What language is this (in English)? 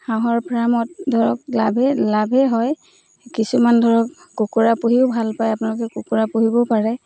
Assamese